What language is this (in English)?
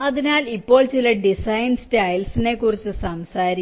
Malayalam